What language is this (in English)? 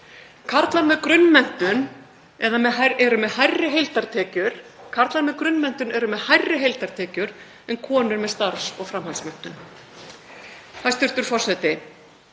Icelandic